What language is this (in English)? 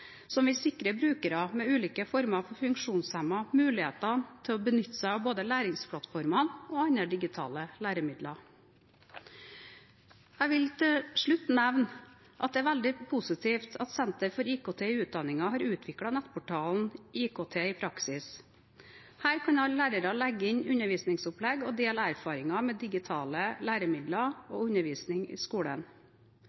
Norwegian Bokmål